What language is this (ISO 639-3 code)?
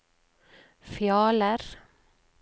nor